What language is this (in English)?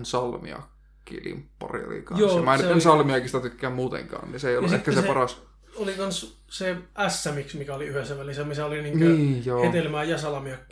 Finnish